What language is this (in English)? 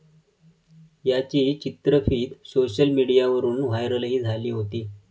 Marathi